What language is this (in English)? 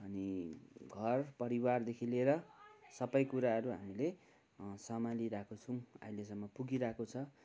Nepali